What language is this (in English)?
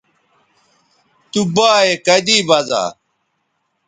Bateri